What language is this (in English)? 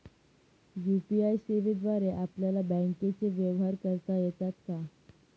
Marathi